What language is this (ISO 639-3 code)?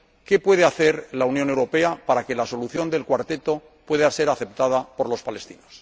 spa